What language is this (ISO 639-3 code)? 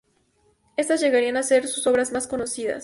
spa